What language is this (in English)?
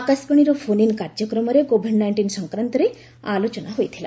Odia